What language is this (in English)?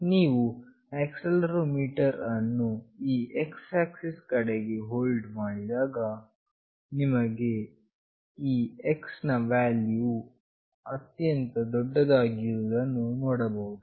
Kannada